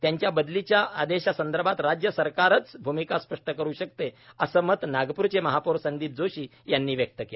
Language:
Marathi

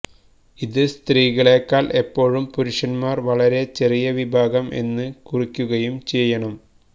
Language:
Malayalam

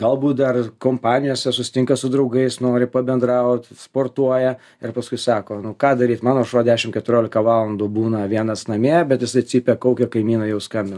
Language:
Lithuanian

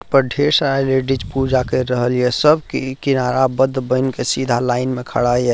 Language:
Maithili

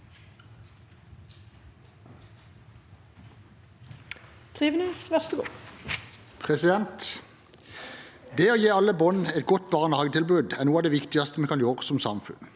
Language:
Norwegian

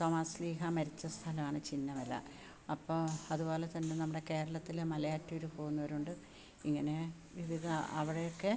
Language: Malayalam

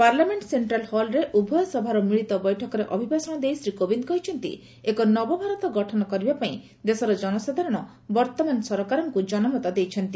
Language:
Odia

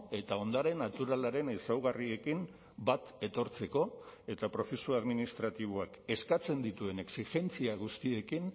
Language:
Basque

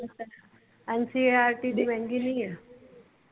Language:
Punjabi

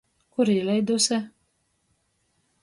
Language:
Latgalian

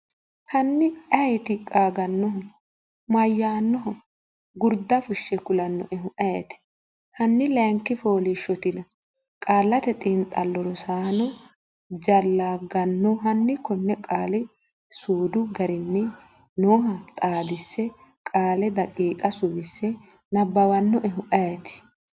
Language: Sidamo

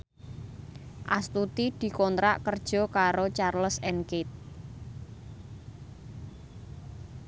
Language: Javanese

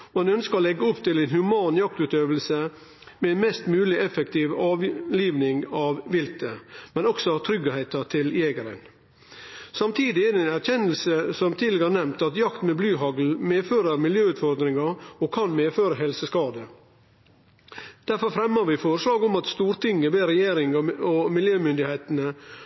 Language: Norwegian Nynorsk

